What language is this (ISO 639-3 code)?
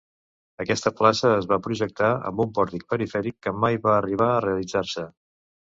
cat